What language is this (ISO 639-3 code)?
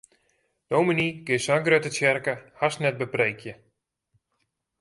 fry